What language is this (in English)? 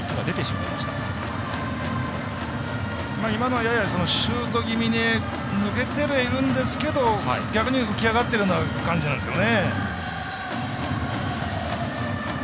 Japanese